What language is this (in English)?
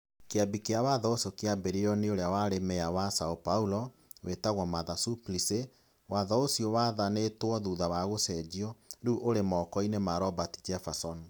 Kikuyu